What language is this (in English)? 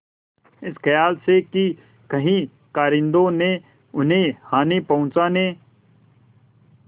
Hindi